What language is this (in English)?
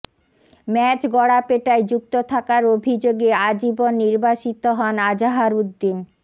Bangla